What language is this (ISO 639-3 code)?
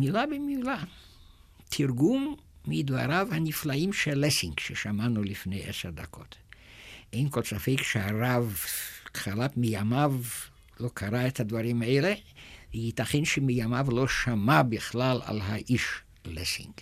heb